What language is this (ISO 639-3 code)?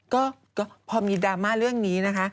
tha